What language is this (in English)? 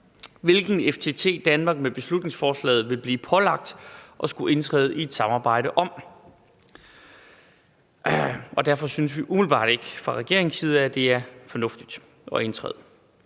Danish